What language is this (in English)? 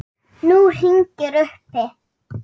Icelandic